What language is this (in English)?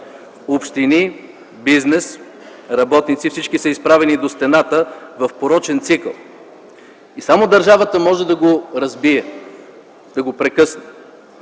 Bulgarian